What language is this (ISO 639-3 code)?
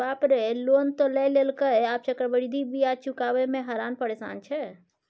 mai